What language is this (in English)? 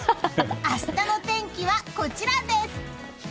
Japanese